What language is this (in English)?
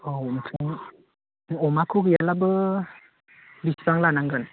Bodo